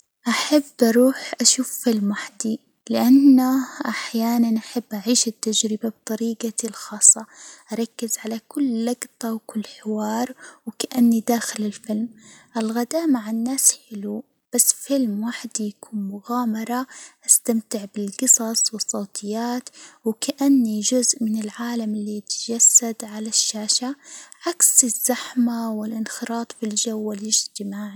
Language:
Hijazi Arabic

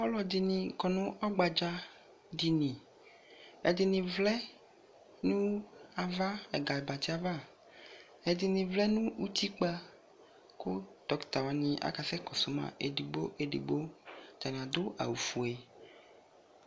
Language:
Ikposo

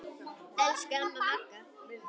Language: Icelandic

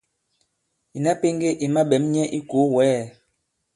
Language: Bankon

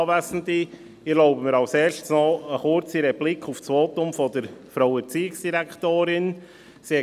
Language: Swiss German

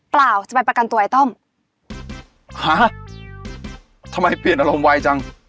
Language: Thai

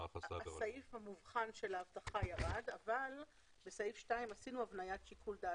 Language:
Hebrew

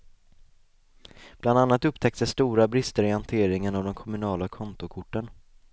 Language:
Swedish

